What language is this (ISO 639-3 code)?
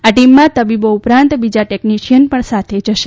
guj